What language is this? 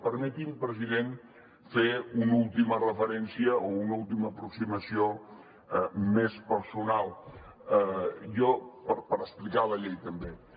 Catalan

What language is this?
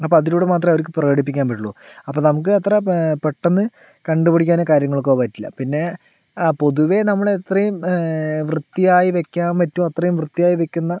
Malayalam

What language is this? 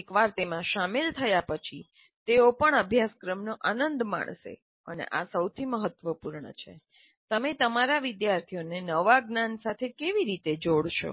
Gujarati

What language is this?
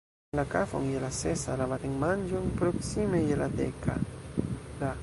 Esperanto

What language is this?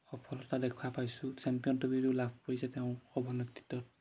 Assamese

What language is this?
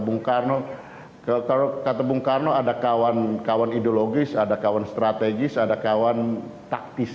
Indonesian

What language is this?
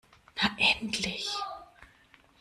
German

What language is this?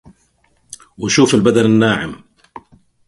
Arabic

